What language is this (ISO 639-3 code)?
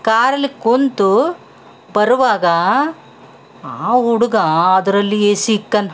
kan